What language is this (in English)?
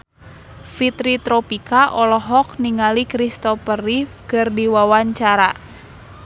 Sundanese